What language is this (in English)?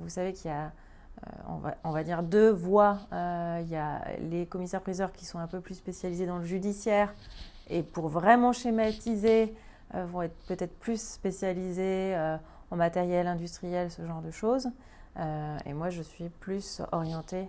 French